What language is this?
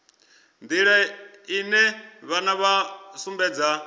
Venda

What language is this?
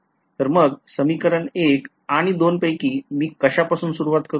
Marathi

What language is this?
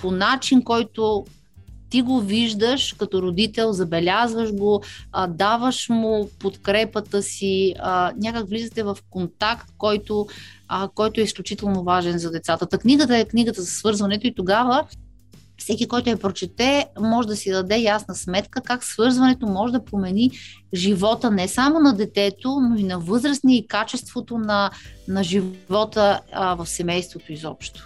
Bulgarian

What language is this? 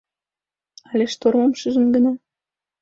Mari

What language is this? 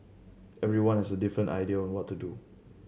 English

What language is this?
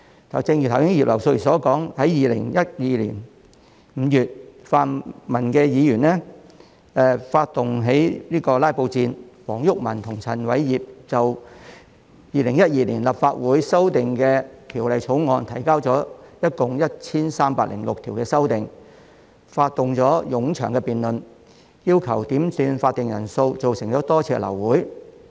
Cantonese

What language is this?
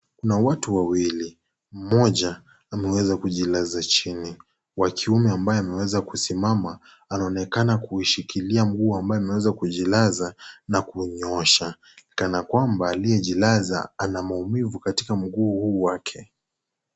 Swahili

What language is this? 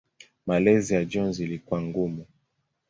Swahili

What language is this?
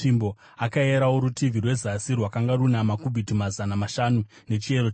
Shona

